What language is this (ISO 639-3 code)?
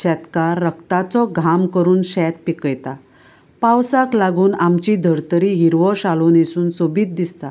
kok